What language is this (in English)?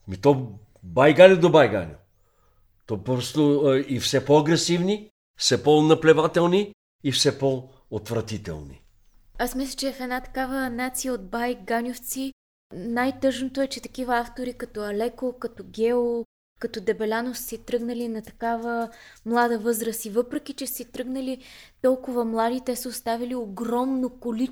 Bulgarian